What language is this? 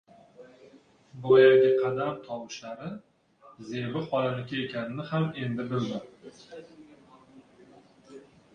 Uzbek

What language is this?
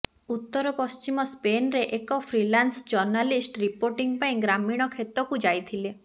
Odia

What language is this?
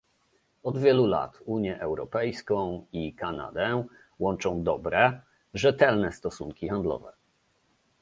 Polish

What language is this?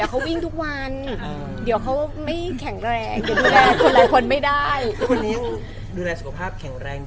Thai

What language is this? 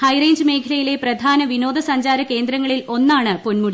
Malayalam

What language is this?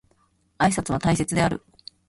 Japanese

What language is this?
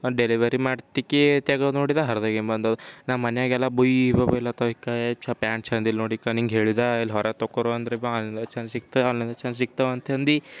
Kannada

